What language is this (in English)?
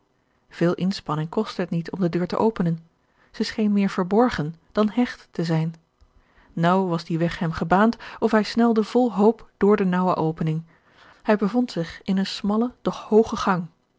Dutch